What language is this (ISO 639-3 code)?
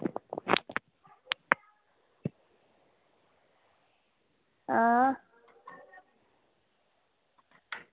doi